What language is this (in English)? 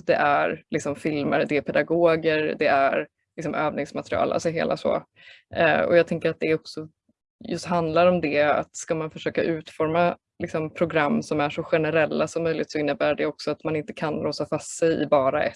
Swedish